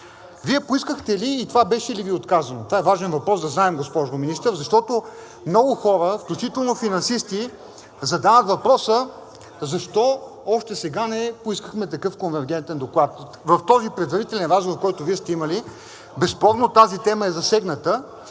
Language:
Bulgarian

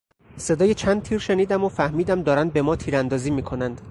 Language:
Persian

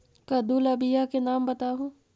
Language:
Magahi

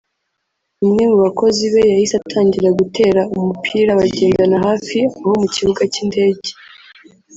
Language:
Kinyarwanda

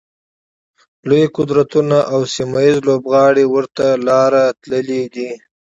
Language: Pashto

